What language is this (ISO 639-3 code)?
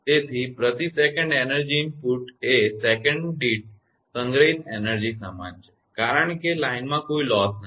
guj